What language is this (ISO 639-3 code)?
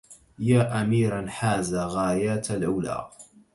ara